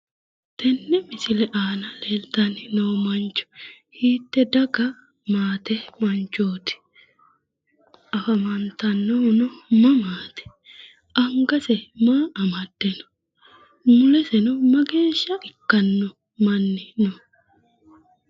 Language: Sidamo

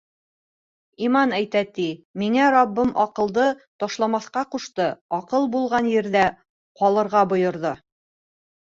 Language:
Bashkir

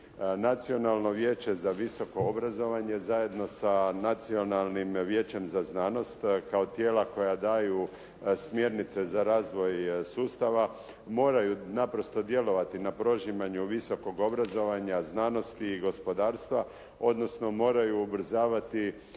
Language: Croatian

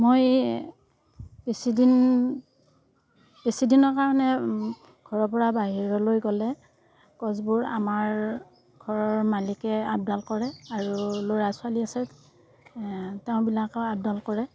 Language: Assamese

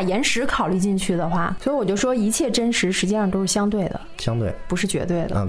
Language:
Chinese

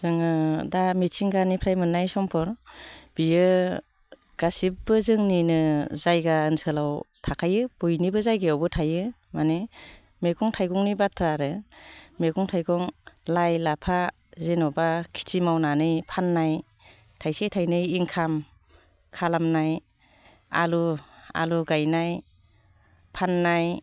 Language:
Bodo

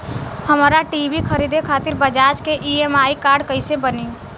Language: Bhojpuri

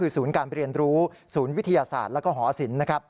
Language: Thai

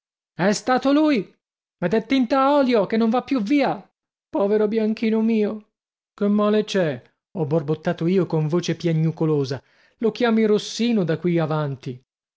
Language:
Italian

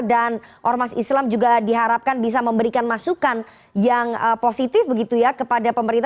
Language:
Indonesian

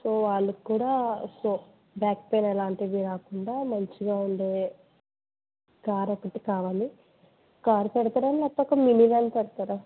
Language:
Telugu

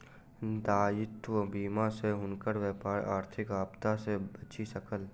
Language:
Maithili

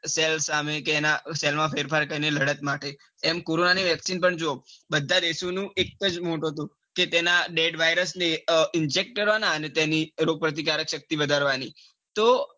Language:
Gujarati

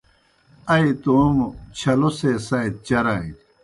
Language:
Kohistani Shina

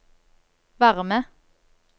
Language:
Norwegian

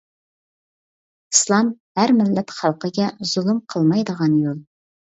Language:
Uyghur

